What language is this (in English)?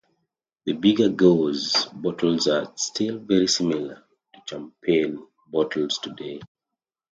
English